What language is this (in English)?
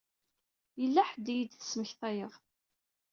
Kabyle